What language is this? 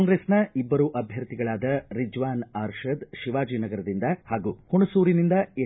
Kannada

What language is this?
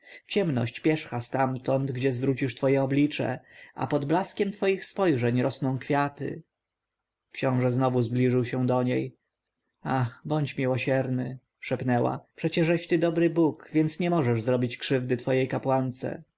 Polish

